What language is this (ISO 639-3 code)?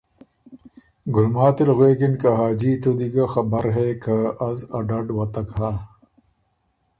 oru